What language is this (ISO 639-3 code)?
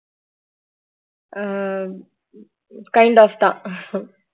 tam